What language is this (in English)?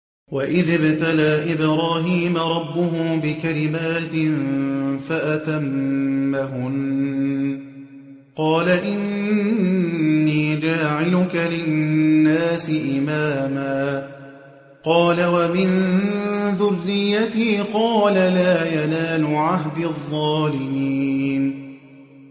Arabic